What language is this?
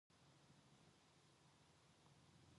Korean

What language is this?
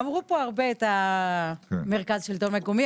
Hebrew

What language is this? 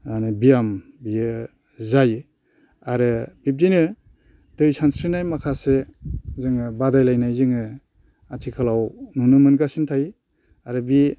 Bodo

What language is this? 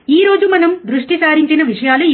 Telugu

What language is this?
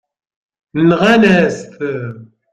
Kabyle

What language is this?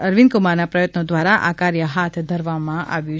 Gujarati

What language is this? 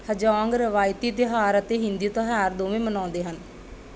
Punjabi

